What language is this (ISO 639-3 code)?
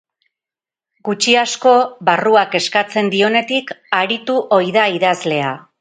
eus